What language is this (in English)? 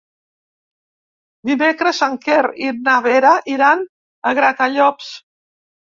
Catalan